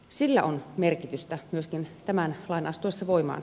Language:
Finnish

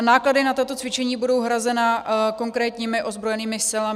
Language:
Czech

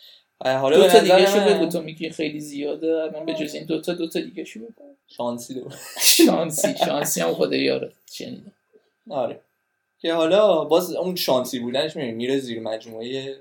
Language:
Persian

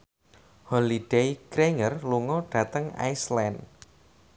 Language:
Javanese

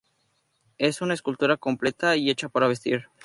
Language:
Spanish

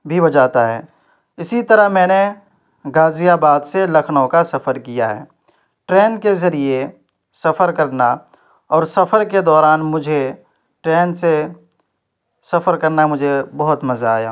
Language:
Urdu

